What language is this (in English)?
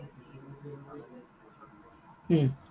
Assamese